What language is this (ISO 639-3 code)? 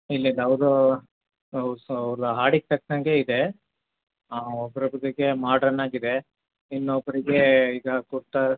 kan